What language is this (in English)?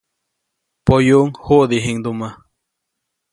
Copainalá Zoque